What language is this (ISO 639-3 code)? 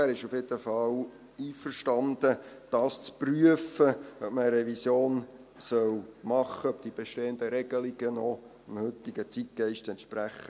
gsw